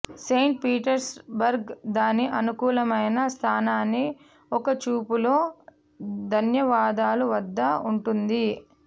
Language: Telugu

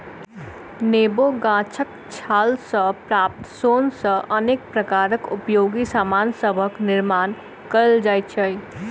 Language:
Maithili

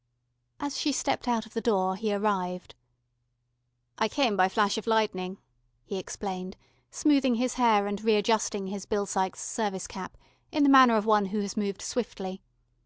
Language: English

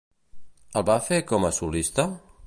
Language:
Catalan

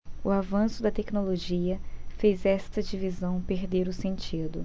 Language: Portuguese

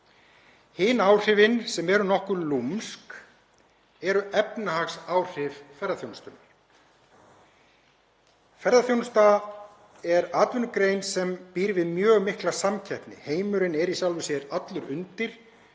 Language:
Icelandic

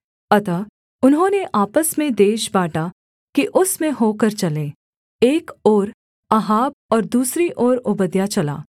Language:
Hindi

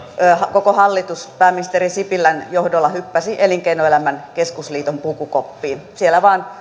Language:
Finnish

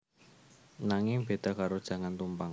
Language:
Javanese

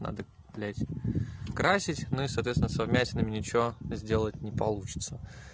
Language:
Russian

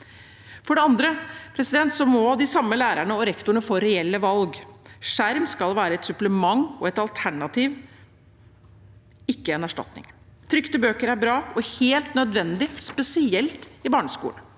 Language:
Norwegian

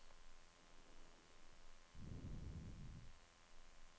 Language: Norwegian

